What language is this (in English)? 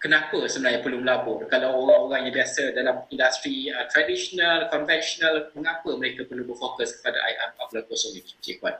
Malay